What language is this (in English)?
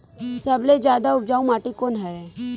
Chhattisgarhi